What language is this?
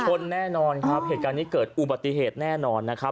Thai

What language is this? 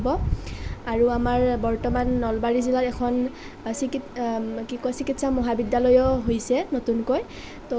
Assamese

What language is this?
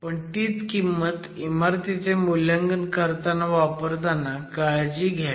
Marathi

